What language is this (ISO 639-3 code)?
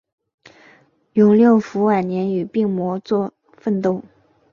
zho